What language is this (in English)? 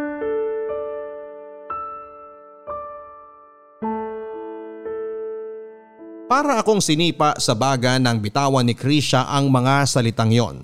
Filipino